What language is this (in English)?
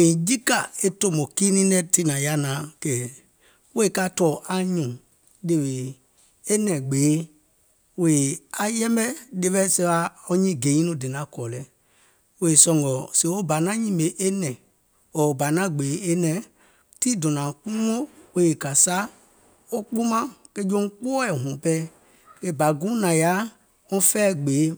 Gola